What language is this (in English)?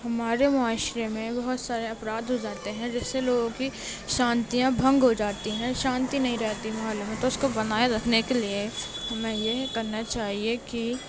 Urdu